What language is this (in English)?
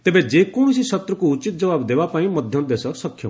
Odia